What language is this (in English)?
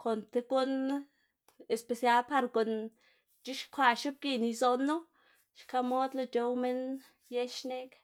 Xanaguía Zapotec